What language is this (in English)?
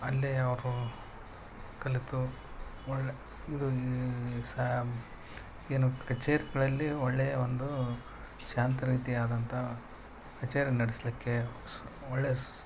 Kannada